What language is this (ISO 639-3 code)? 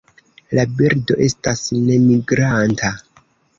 epo